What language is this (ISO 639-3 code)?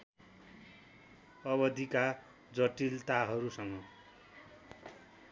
nep